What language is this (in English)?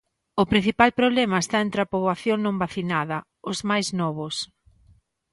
Galician